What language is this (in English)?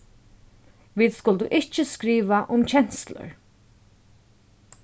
Faroese